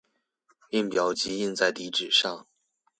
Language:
Chinese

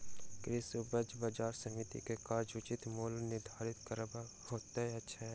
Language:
Maithili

